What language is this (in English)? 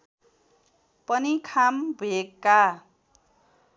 Nepali